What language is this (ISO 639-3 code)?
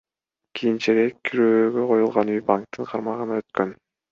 kir